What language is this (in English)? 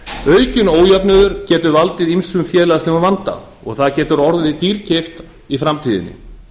Icelandic